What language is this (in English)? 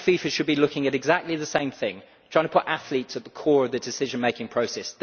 English